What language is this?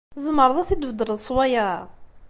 Kabyle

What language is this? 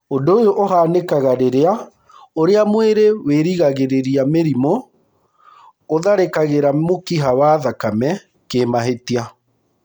Kikuyu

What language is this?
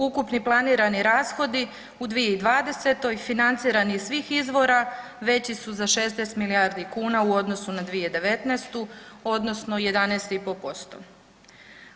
Croatian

